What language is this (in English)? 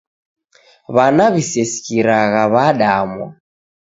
Taita